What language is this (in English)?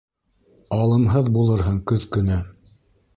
Bashkir